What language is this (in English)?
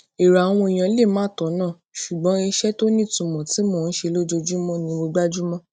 Yoruba